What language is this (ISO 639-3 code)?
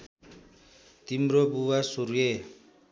nep